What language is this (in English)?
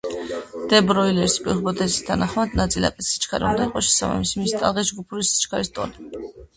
Georgian